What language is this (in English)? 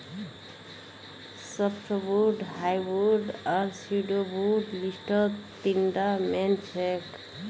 Magahi